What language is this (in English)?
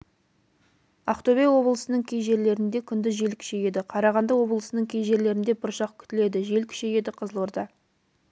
Kazakh